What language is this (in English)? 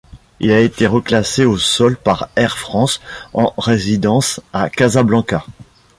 French